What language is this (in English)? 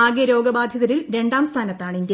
Malayalam